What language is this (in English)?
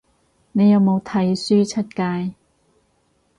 Cantonese